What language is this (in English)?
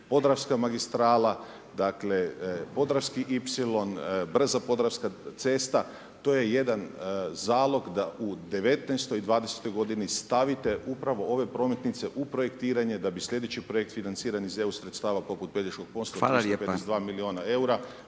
Croatian